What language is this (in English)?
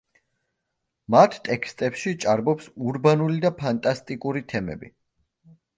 Georgian